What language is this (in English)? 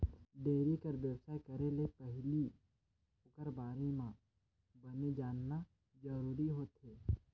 Chhattisgarhi